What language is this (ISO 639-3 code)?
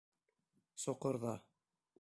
bak